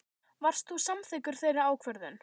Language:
Icelandic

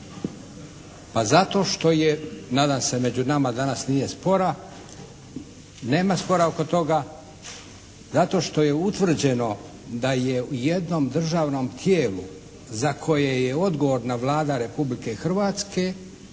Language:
Croatian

